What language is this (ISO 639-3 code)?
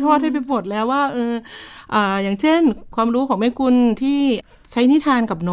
tha